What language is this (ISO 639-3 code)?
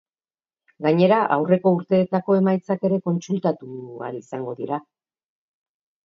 eus